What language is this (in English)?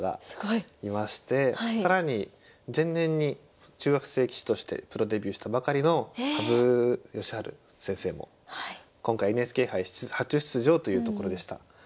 Japanese